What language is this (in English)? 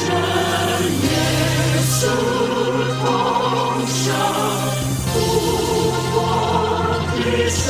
Chinese